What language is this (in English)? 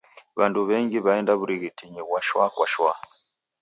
Taita